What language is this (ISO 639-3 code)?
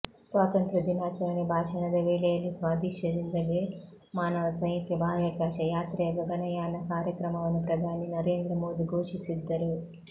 kan